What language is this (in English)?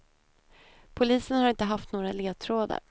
Swedish